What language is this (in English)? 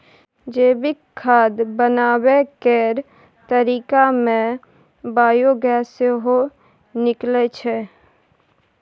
Maithili